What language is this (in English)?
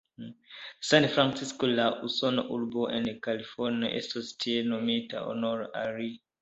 Esperanto